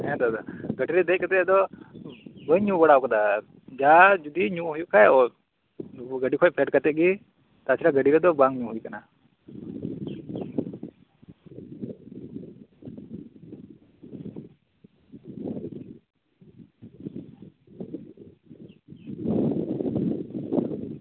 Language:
Santali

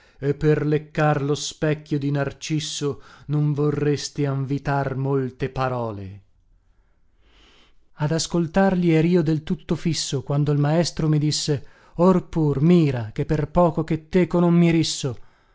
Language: Italian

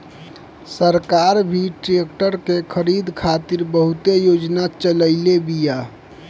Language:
Bhojpuri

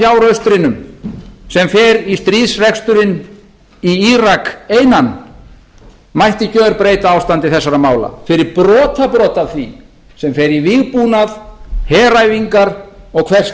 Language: Icelandic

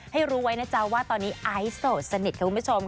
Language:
Thai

